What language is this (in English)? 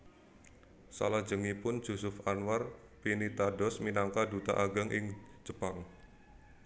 Javanese